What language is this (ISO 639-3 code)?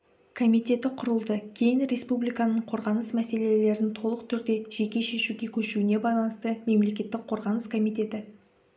kaz